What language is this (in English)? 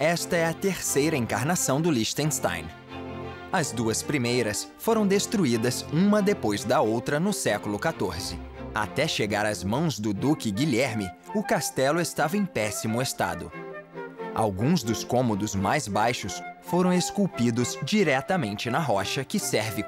Portuguese